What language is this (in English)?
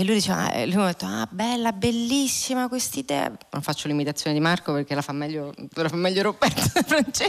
Italian